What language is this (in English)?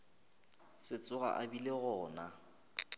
Northern Sotho